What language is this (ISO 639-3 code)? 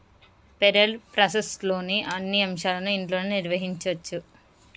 tel